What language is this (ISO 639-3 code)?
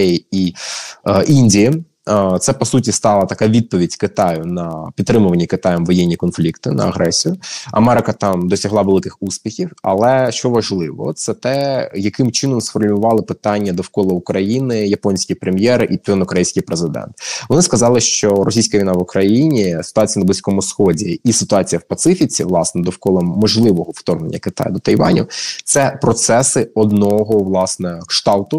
ukr